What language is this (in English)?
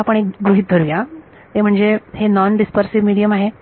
Marathi